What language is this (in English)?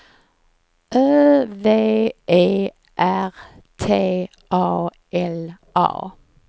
Swedish